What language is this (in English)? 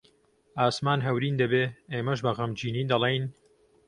Central Kurdish